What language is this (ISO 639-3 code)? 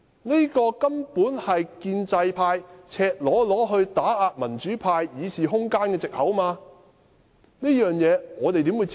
yue